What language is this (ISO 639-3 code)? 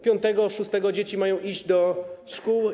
pol